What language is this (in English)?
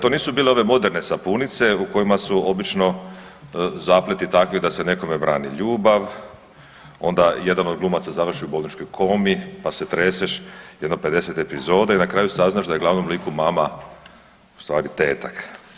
Croatian